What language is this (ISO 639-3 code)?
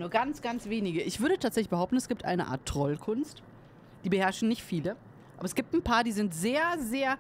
deu